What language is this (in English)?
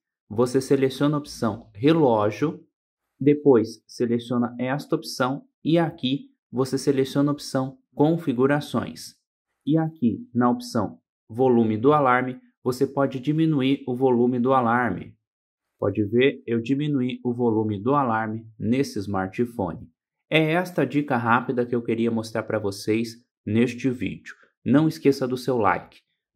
Portuguese